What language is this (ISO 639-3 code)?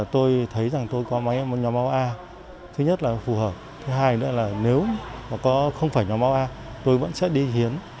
vie